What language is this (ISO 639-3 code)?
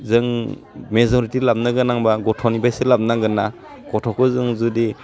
brx